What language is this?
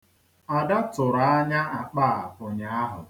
Igbo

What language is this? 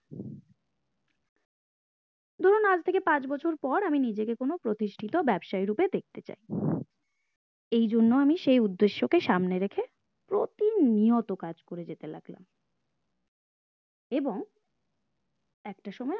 Bangla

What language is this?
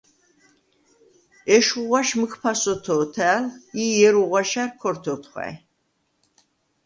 Svan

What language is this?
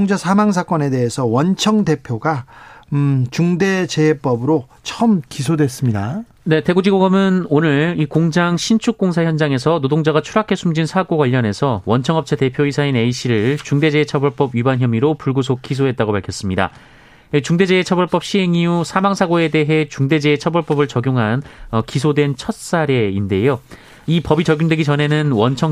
Korean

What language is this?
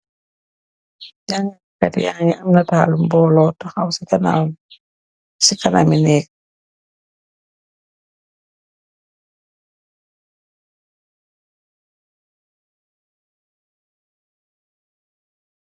Wolof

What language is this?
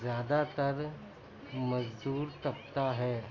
Urdu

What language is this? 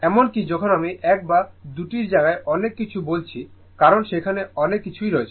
Bangla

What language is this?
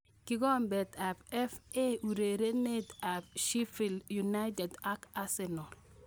Kalenjin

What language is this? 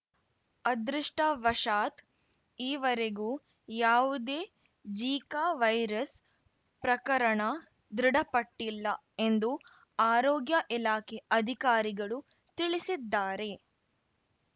Kannada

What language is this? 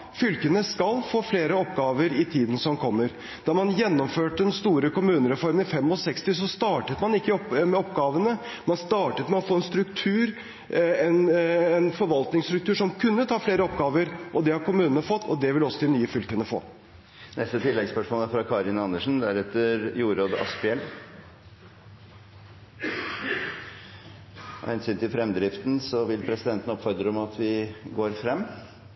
Norwegian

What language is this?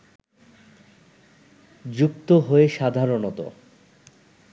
Bangla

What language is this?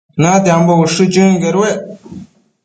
Matsés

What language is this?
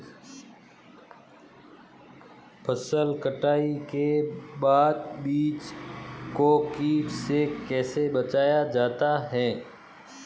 Hindi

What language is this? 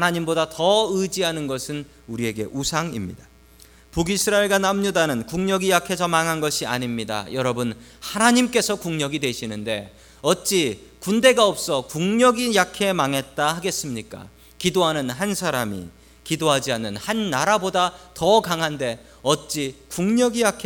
Korean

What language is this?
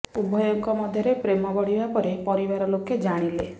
Odia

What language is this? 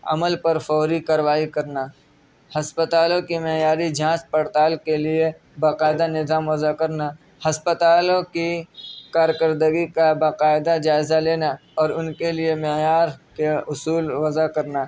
Urdu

